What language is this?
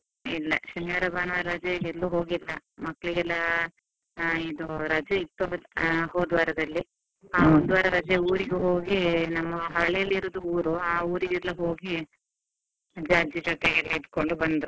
Kannada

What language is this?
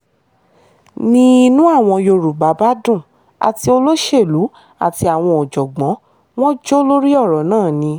Yoruba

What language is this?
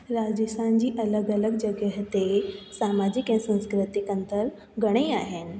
Sindhi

